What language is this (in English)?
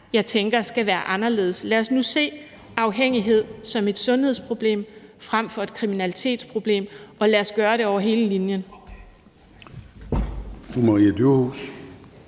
Danish